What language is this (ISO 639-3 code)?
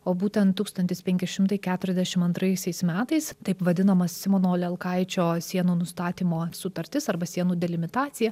lit